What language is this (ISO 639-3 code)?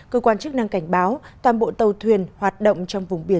vie